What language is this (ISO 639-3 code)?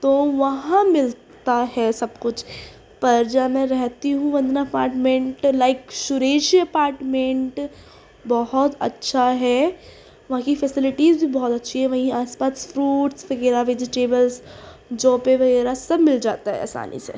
urd